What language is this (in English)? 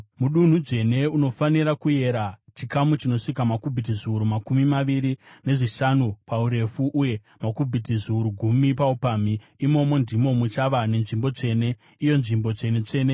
Shona